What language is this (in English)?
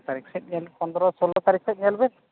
Santali